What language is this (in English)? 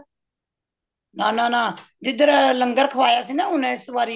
Punjabi